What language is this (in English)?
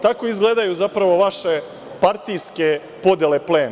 Serbian